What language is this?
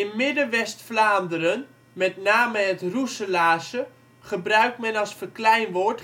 Dutch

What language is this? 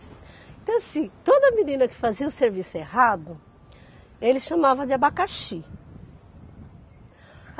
Portuguese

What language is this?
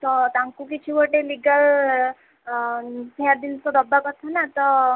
Odia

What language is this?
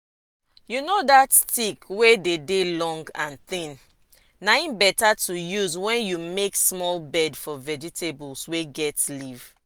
Nigerian Pidgin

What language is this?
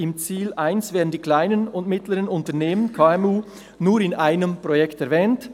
Swiss German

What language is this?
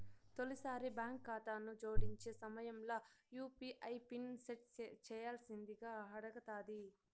Telugu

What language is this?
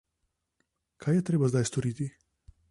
Slovenian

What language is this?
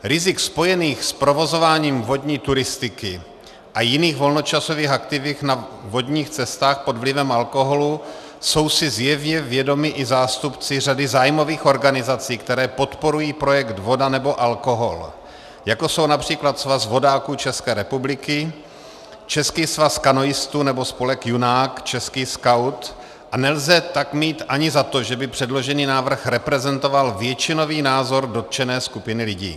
Czech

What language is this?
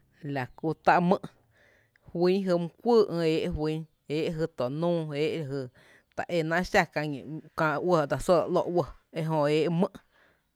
Tepinapa Chinantec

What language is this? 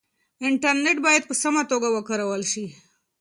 Pashto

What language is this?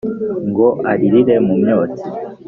Kinyarwanda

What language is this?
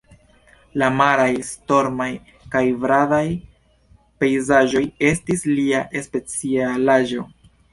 Esperanto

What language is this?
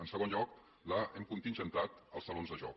Catalan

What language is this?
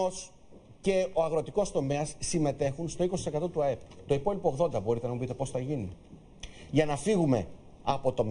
Greek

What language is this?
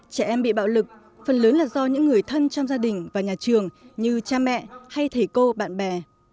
Vietnamese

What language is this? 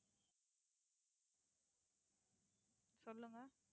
Tamil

